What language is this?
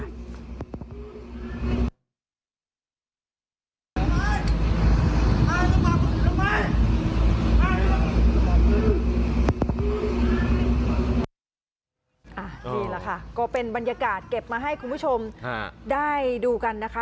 Thai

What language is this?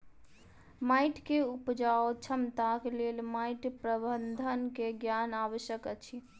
Maithili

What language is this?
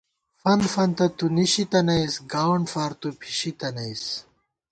Gawar-Bati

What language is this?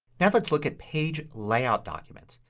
English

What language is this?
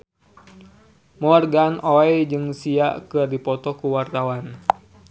Sundanese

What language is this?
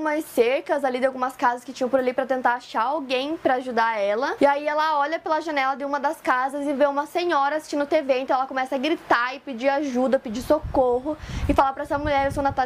Portuguese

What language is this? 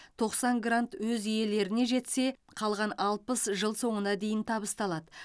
Kazakh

